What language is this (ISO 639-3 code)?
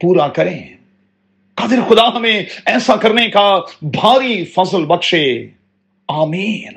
urd